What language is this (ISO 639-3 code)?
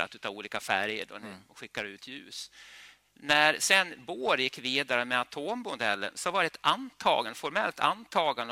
swe